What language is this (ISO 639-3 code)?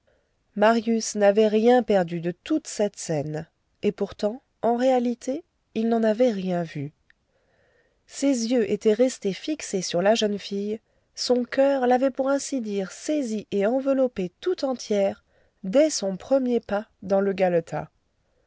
fra